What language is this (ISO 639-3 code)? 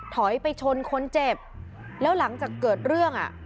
tha